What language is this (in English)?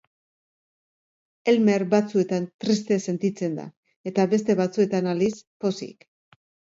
Basque